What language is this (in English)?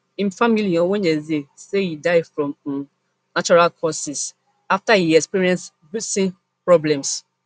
Nigerian Pidgin